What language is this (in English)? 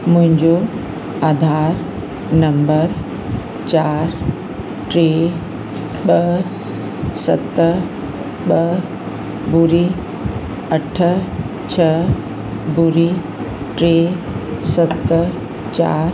Sindhi